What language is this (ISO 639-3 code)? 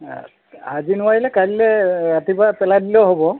asm